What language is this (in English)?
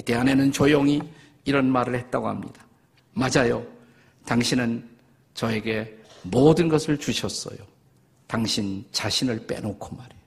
Korean